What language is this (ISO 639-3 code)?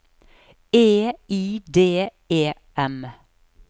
nor